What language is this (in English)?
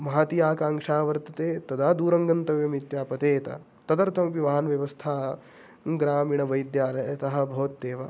Sanskrit